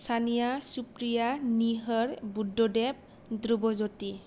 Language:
Bodo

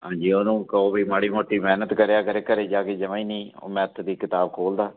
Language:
Punjabi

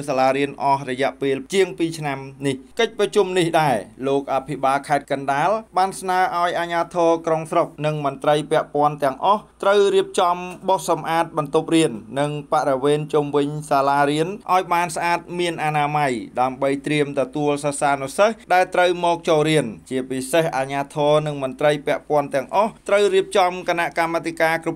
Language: Thai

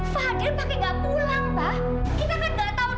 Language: Indonesian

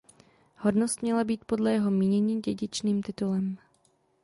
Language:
Czech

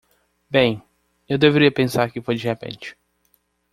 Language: Portuguese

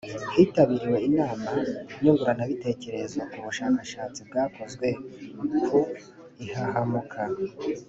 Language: Kinyarwanda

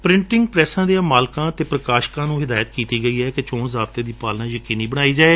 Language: Punjabi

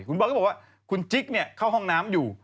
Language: Thai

